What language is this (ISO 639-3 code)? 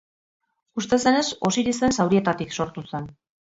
eus